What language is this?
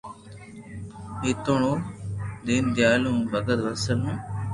Loarki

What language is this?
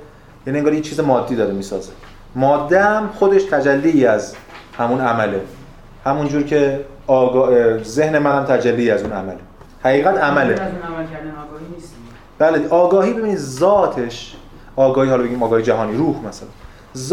Persian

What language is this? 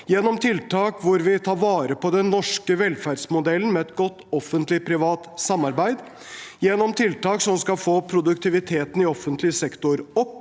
Norwegian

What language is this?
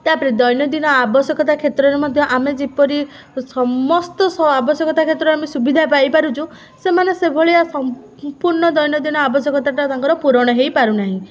Odia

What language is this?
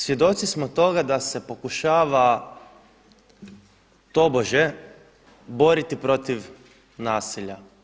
Croatian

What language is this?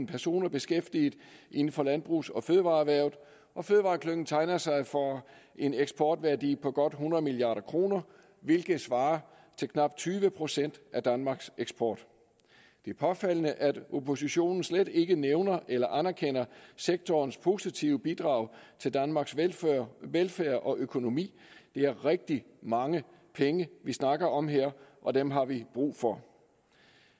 Danish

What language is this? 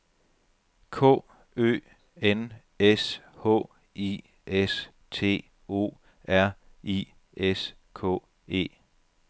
Danish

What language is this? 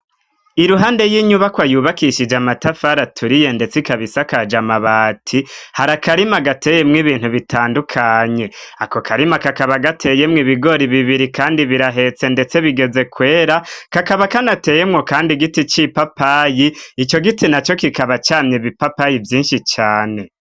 Rundi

